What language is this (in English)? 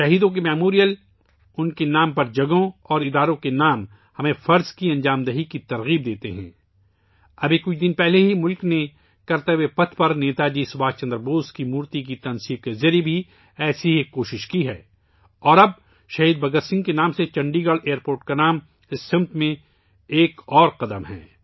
Urdu